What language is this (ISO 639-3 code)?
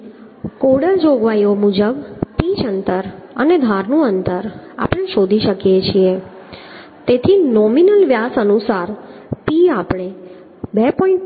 guj